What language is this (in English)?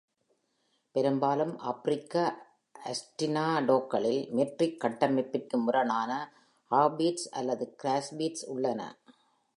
Tamil